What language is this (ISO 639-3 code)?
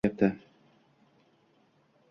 uzb